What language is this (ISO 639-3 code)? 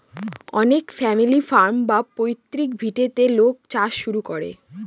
ben